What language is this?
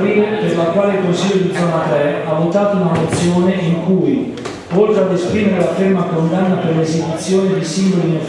Italian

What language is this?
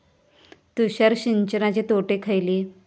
Marathi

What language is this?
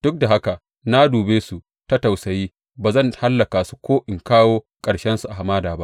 Hausa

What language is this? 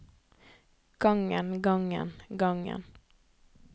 Norwegian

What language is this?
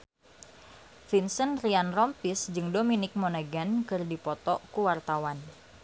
Sundanese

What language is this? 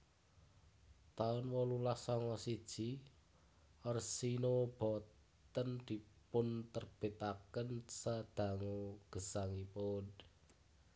Javanese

